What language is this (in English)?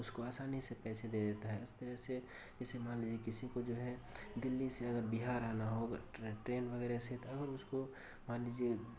Urdu